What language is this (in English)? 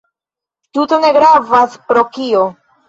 Esperanto